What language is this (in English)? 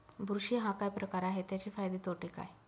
Marathi